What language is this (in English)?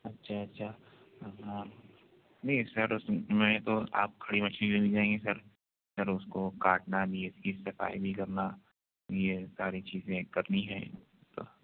Urdu